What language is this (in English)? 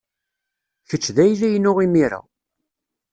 Kabyle